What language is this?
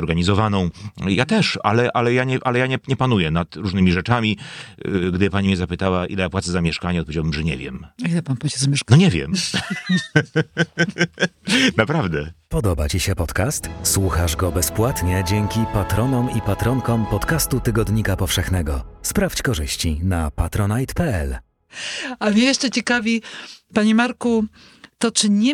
Polish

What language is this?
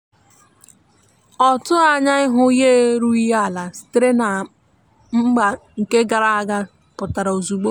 Igbo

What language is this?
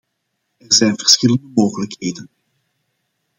Dutch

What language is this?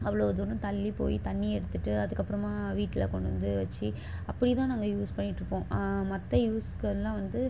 Tamil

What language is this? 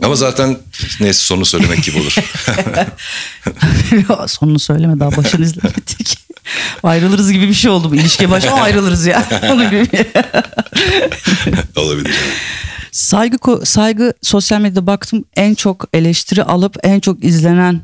Turkish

